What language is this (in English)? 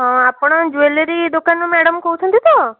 Odia